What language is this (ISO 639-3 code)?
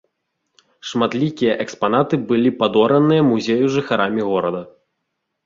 bel